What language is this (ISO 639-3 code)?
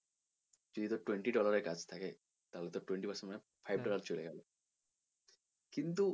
ben